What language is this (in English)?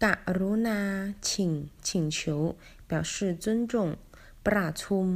Chinese